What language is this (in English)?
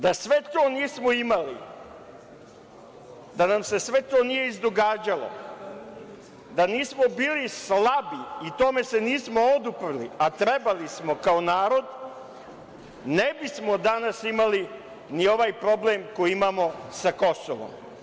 Serbian